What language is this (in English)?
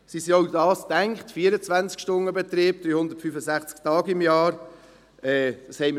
Swiss German